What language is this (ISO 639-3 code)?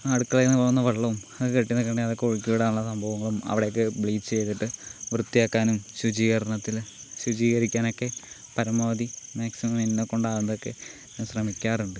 mal